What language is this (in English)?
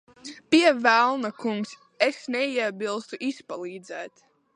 Latvian